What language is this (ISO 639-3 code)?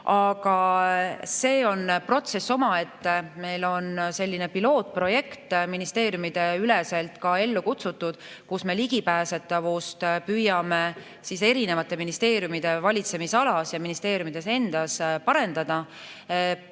est